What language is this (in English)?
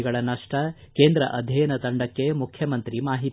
Kannada